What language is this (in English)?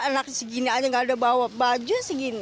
Indonesian